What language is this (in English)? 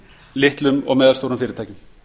Icelandic